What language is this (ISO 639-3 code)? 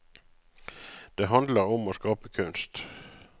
nor